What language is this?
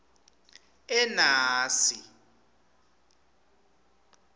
Swati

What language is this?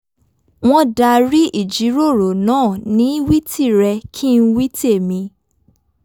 Yoruba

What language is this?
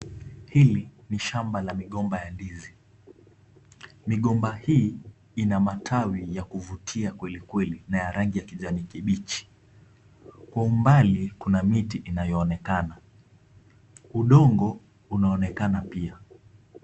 Swahili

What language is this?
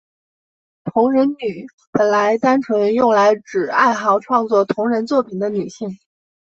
Chinese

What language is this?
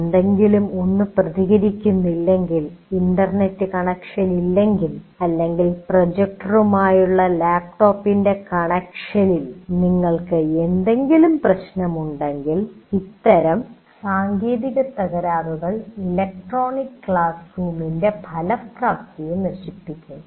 Malayalam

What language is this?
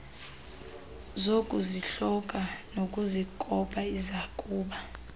Xhosa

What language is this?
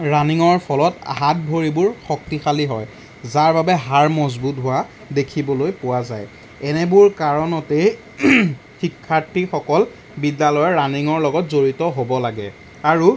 Assamese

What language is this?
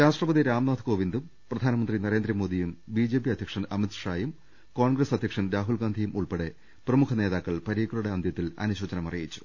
Malayalam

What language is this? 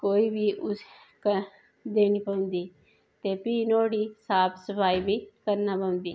Dogri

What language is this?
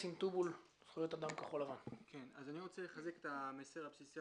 Hebrew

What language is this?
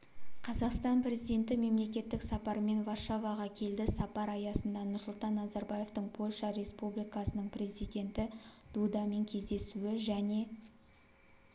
Kazakh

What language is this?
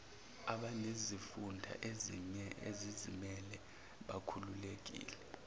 Zulu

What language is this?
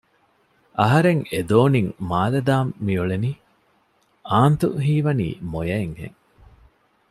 Divehi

